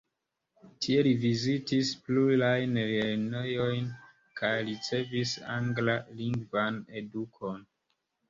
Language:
Esperanto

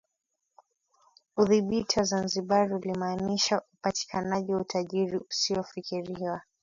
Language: Swahili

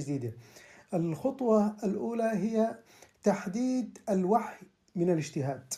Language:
Arabic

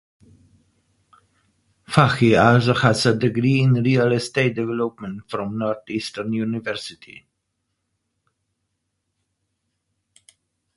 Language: English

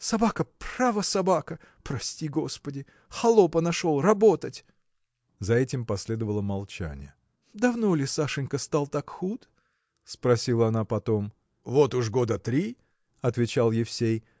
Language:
Russian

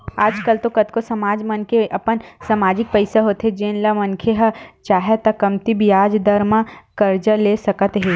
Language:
Chhattisgarhi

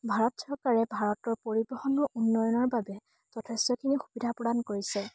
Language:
Assamese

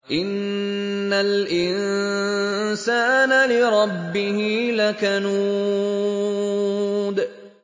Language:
Arabic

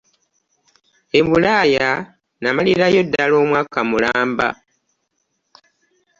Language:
Ganda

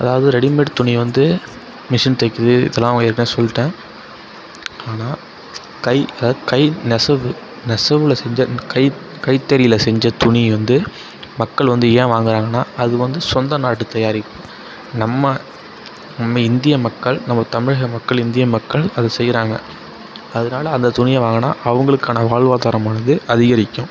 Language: Tamil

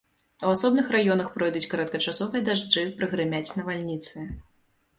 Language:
Belarusian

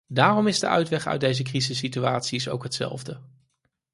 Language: Dutch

